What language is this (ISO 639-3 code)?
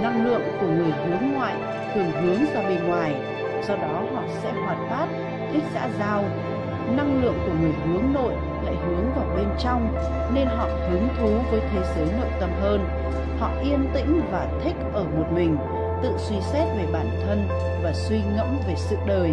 vie